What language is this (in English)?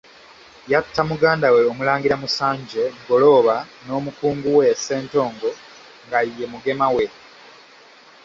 Ganda